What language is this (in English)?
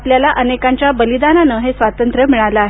Marathi